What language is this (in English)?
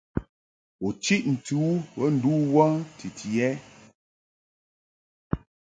Mungaka